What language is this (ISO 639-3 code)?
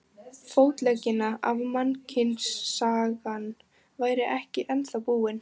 isl